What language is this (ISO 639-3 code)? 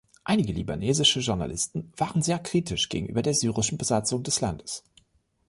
deu